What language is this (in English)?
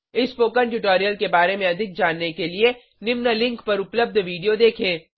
Hindi